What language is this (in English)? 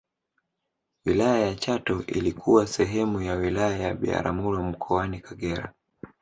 Swahili